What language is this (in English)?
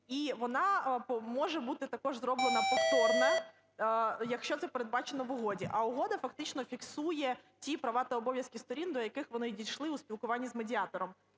Ukrainian